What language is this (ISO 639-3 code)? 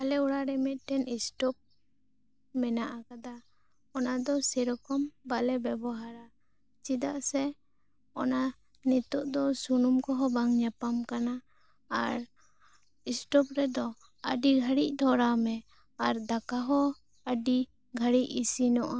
sat